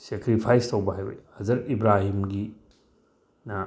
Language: Manipuri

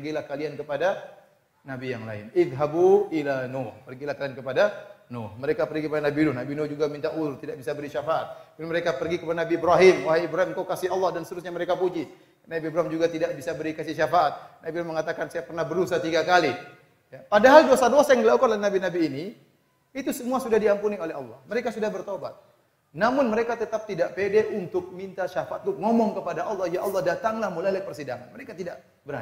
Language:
Indonesian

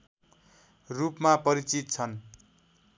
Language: Nepali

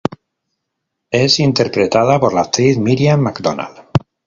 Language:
Spanish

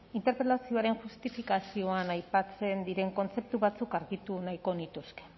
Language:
Basque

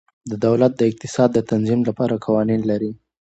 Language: Pashto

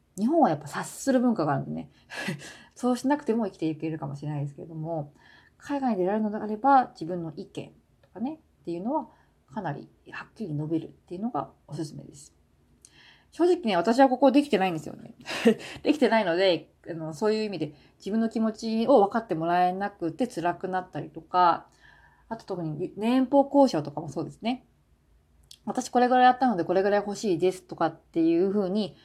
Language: Japanese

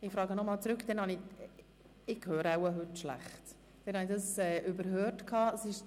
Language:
Swiss German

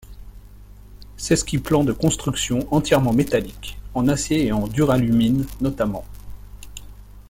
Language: French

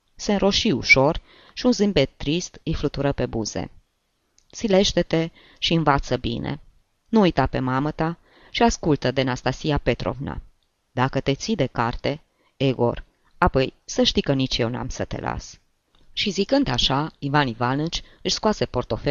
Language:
Romanian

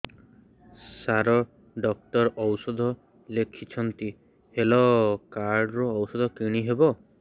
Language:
Odia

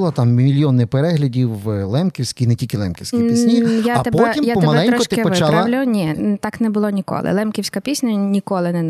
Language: Ukrainian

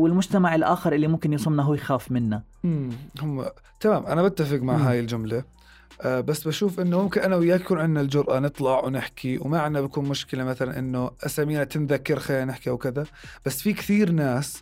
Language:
Arabic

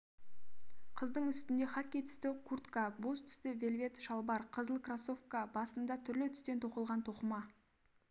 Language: Kazakh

